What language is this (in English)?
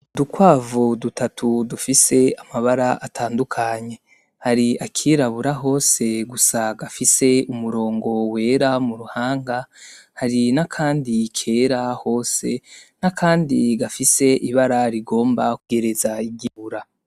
Rundi